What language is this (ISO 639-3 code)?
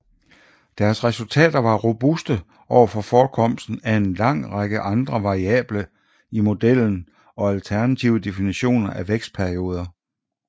dan